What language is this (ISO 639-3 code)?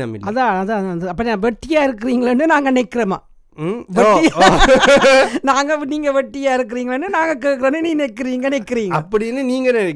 tam